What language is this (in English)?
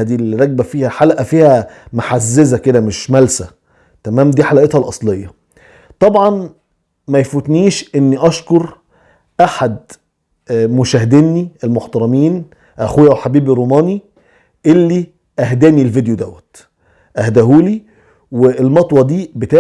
Arabic